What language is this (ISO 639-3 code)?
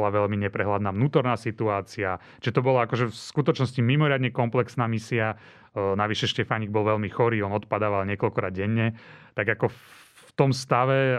slk